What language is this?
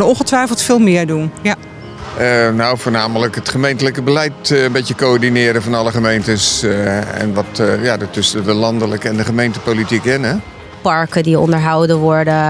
Dutch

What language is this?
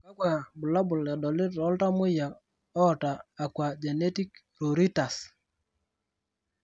Masai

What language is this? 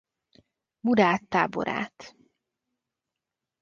Hungarian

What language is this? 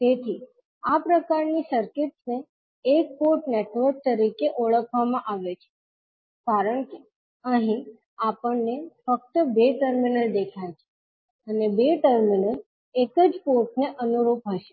Gujarati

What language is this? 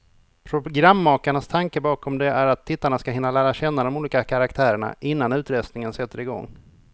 Swedish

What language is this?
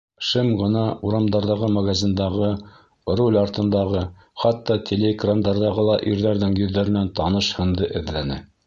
Bashkir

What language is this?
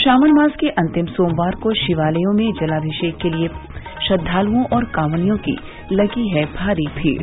Hindi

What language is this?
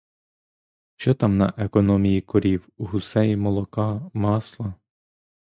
Ukrainian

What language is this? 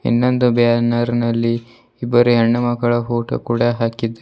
Kannada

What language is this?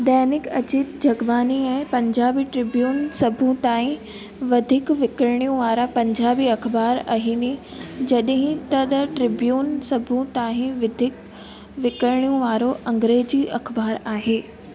Sindhi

